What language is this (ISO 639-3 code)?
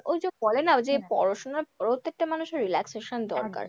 ben